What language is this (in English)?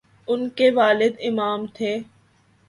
Urdu